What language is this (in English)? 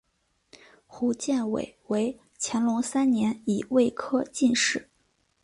Chinese